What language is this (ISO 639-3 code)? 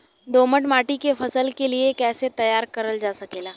bho